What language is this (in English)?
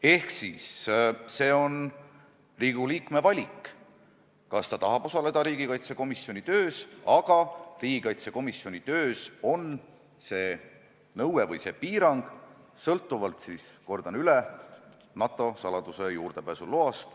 Estonian